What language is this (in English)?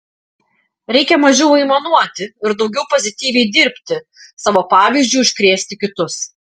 Lithuanian